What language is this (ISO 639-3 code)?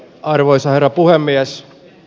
fin